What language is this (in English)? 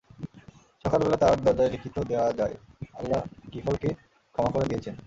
Bangla